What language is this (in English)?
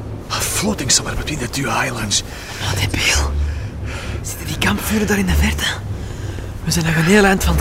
Dutch